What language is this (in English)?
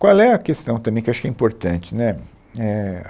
Portuguese